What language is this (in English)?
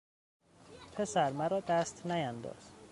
Persian